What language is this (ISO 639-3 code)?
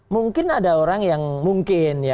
ind